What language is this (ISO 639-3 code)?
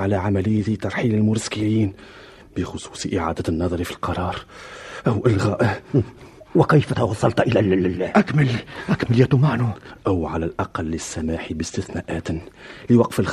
ara